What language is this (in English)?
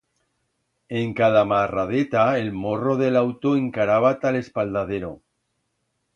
Aragonese